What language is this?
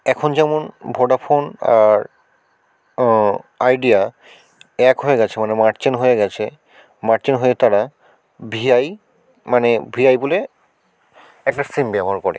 Bangla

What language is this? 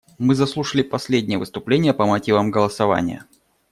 Russian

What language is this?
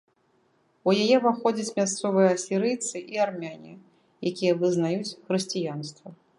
Belarusian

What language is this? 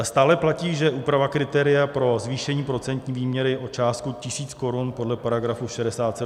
Czech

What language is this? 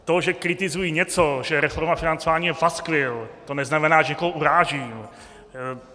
Czech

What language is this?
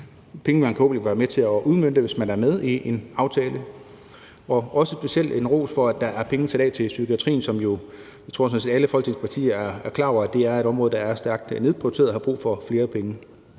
Danish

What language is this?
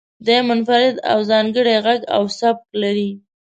Pashto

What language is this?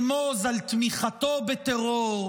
Hebrew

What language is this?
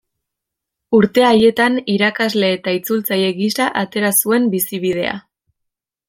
Basque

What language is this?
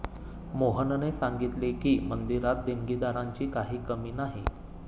Marathi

